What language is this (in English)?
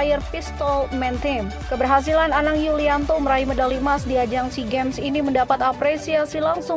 Indonesian